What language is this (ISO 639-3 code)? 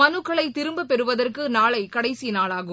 tam